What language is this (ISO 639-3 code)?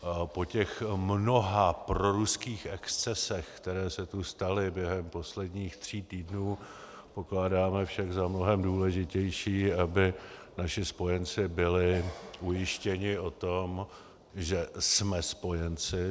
ces